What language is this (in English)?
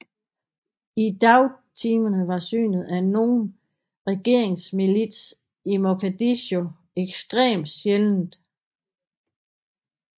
Danish